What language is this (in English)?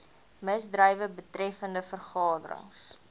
Afrikaans